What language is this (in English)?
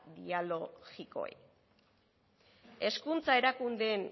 Basque